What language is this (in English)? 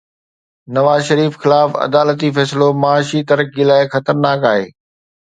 Sindhi